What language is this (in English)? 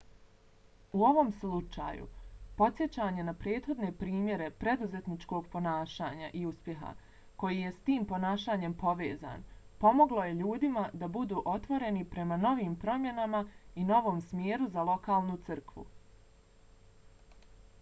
Bosnian